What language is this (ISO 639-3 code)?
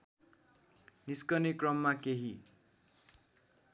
nep